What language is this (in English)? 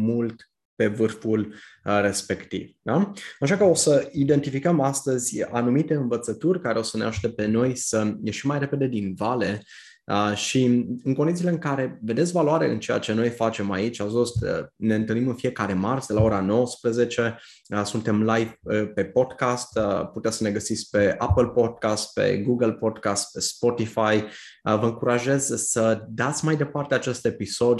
Romanian